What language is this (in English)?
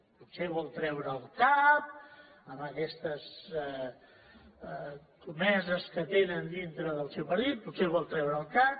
Catalan